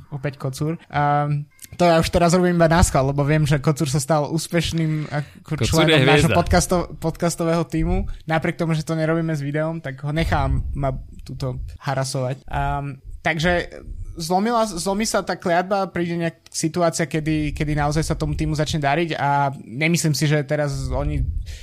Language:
Slovak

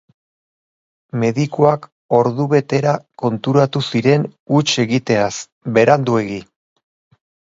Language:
Basque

